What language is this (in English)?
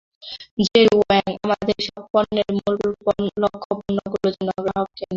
Bangla